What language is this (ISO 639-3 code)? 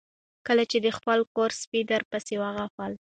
pus